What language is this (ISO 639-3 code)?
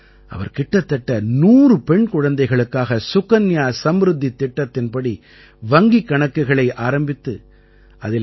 tam